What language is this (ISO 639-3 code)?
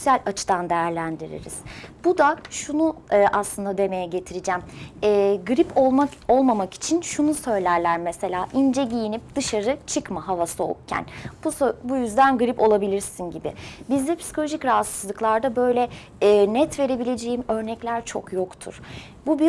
tur